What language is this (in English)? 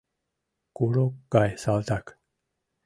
Mari